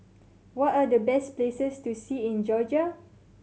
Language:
English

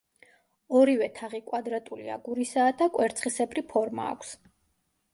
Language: Georgian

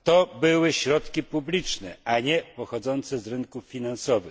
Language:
Polish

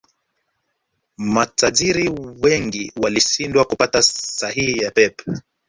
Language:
Swahili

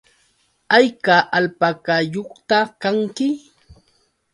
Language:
Yauyos Quechua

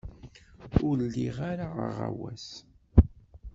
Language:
Kabyle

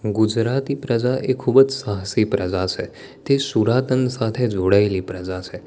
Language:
Gujarati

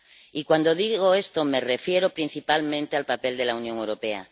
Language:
Spanish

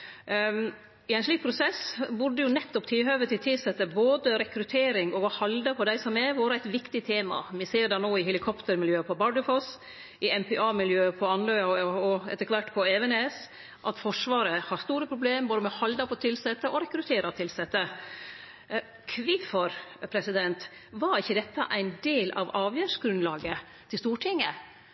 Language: Norwegian Nynorsk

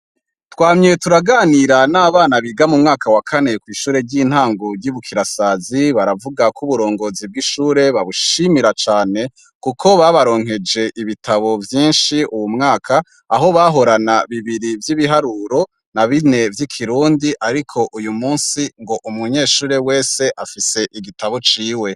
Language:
Rundi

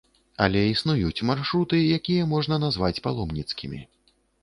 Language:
Belarusian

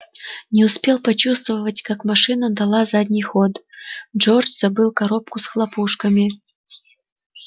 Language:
Russian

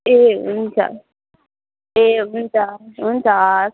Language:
Nepali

